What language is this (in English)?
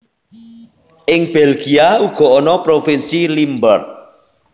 Javanese